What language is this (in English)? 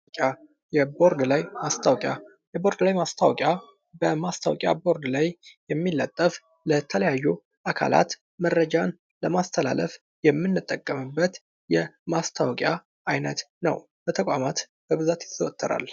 Amharic